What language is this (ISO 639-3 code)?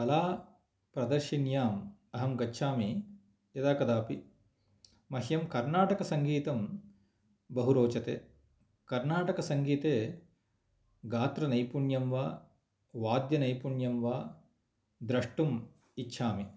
san